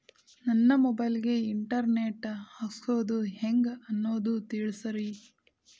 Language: Kannada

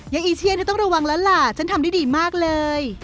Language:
Thai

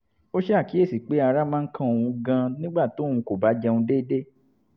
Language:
Yoruba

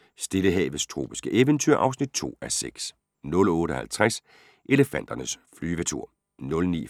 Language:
Danish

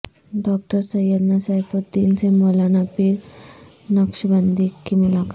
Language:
Urdu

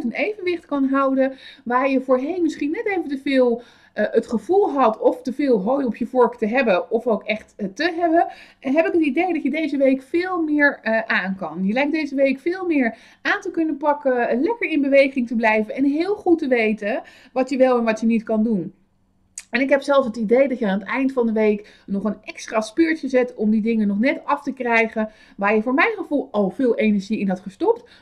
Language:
Dutch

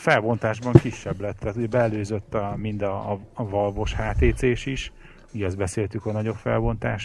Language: Hungarian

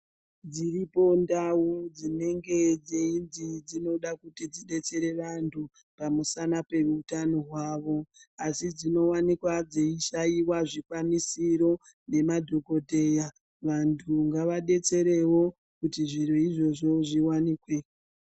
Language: Ndau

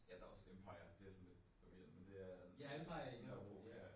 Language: Danish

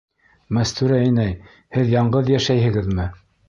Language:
Bashkir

